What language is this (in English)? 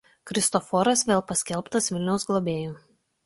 Lithuanian